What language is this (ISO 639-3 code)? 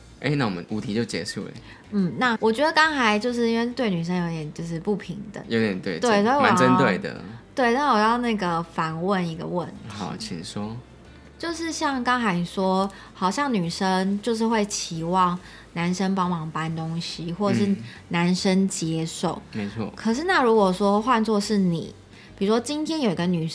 zho